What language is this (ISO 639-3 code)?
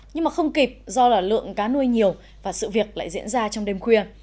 vie